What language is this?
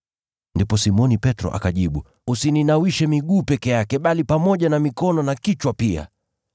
Swahili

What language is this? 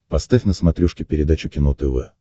Russian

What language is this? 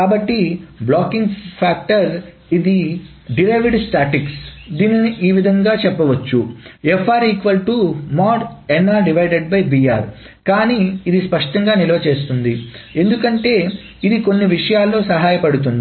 Telugu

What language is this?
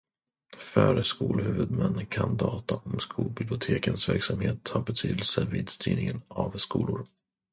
Swedish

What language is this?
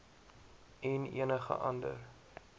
Afrikaans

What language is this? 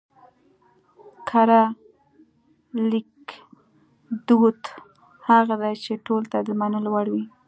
Pashto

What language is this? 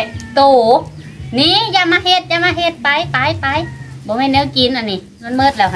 Thai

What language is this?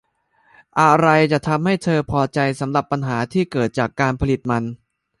Thai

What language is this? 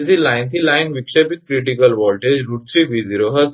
Gujarati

